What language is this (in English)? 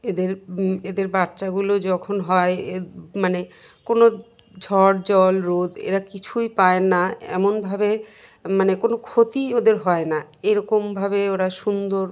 Bangla